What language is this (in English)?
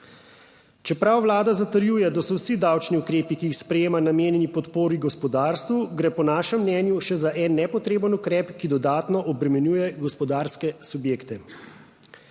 Slovenian